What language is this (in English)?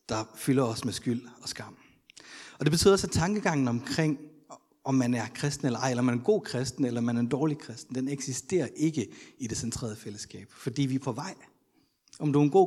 Danish